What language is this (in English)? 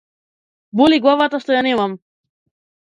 Macedonian